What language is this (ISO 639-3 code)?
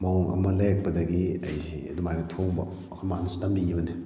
mni